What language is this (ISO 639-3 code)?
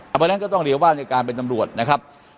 tha